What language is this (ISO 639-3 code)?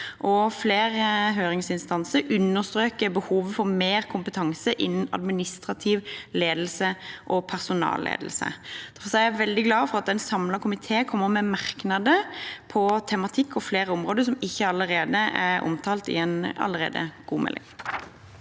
nor